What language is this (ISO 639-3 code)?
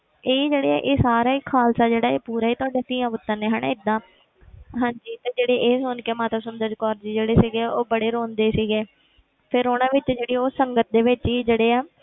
pan